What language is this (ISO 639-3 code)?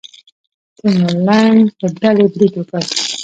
pus